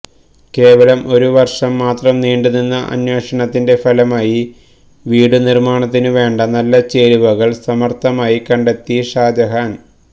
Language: Malayalam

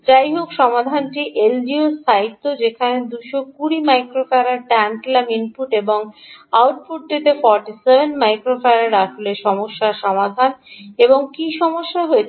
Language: Bangla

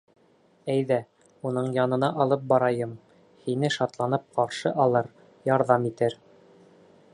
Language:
Bashkir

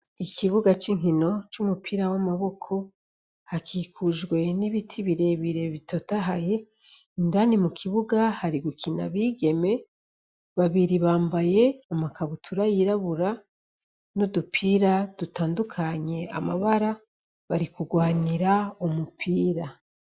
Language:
Rundi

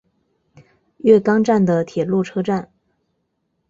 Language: Chinese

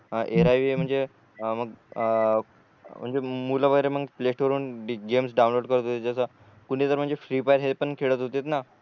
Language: Marathi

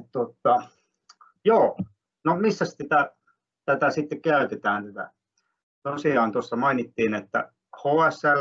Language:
Finnish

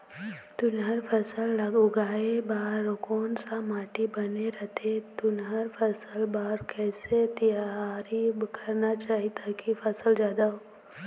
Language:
Chhattisgarhi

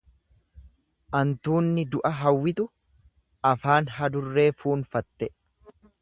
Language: Oromo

